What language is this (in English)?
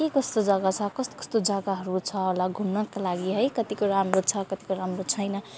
Nepali